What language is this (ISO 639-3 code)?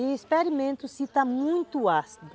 por